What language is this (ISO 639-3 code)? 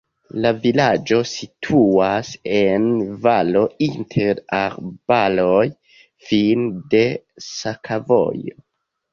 epo